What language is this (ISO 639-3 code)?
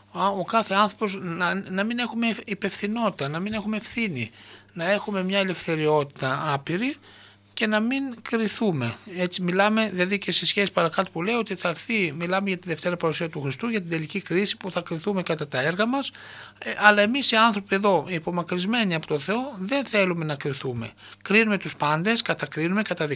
ell